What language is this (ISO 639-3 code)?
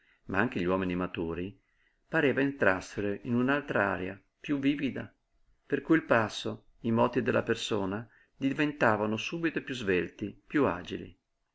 ita